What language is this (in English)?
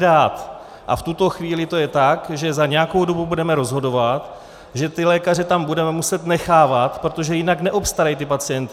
Czech